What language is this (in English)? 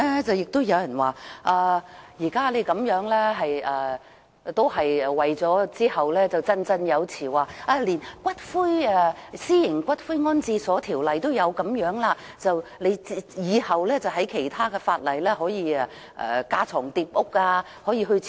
Cantonese